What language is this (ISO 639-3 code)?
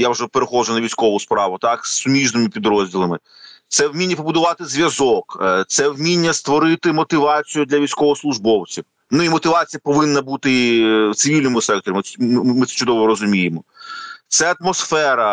ukr